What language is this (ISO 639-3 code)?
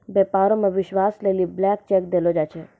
mai